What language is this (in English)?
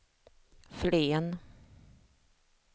Swedish